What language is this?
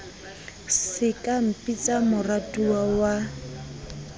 Southern Sotho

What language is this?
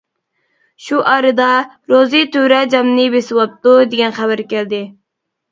Uyghur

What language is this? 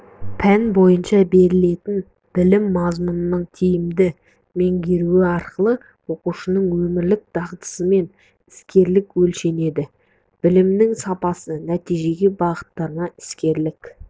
Kazakh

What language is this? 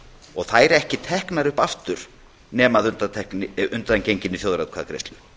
Icelandic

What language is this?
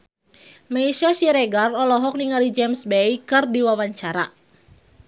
Sundanese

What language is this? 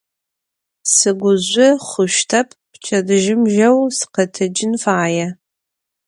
Adyghe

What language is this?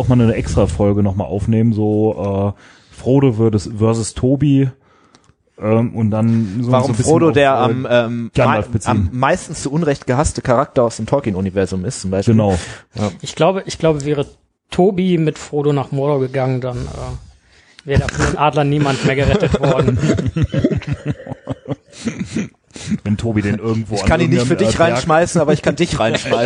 German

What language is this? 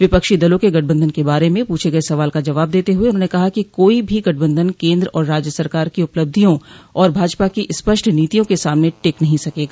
Hindi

